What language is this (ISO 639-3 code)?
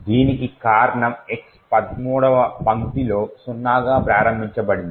tel